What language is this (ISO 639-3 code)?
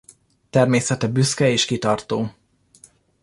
hun